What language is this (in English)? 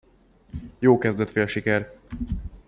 Hungarian